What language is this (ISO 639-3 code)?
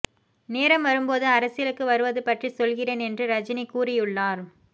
tam